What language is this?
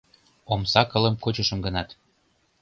Mari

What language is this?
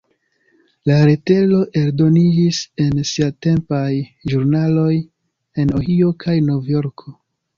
Esperanto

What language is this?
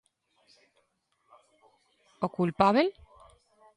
Galician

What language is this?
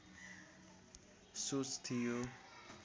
Nepali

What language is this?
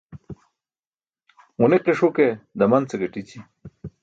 Burushaski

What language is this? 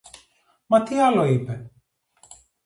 Greek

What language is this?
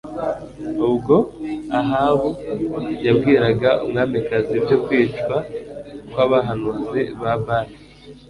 Kinyarwanda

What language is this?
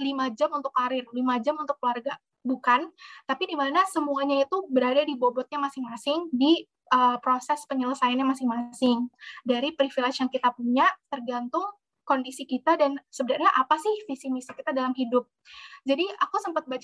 Indonesian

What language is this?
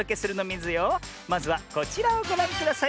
Japanese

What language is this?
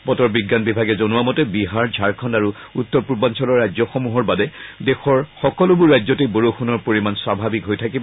Assamese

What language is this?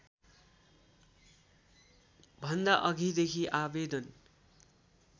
Nepali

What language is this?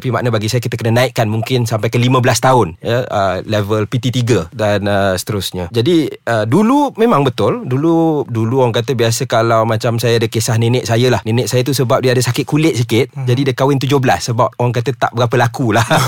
Malay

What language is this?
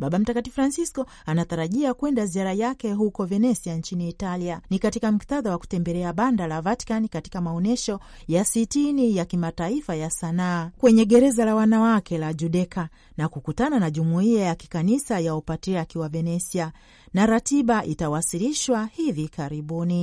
Swahili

